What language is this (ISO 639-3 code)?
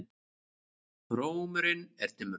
isl